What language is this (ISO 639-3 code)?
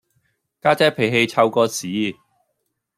yue